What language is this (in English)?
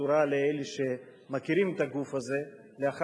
Hebrew